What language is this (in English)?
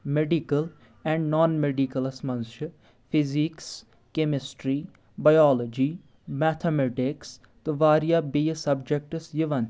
Kashmiri